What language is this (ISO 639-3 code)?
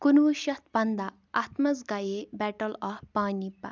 kas